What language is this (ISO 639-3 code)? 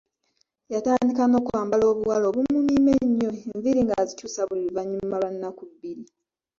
lug